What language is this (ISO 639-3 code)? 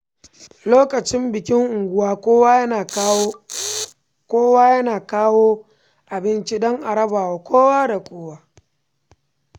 hau